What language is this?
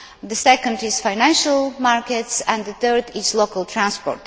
English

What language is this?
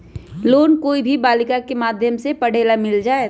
Magahi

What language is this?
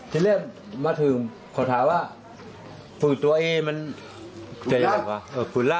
Thai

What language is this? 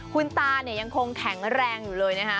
Thai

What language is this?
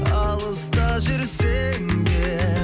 Kazakh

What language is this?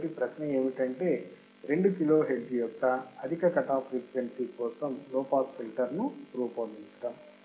Telugu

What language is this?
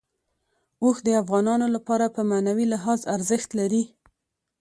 Pashto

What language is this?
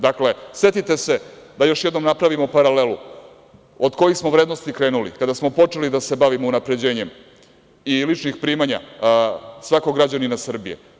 Serbian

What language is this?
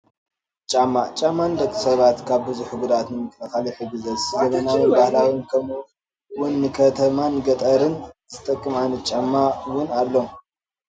Tigrinya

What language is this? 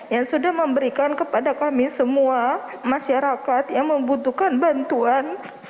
Indonesian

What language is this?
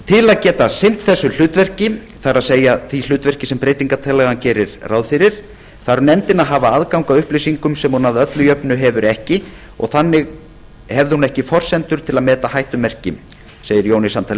Icelandic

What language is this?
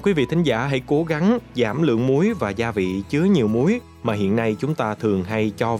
Vietnamese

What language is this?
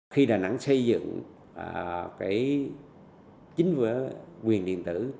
Vietnamese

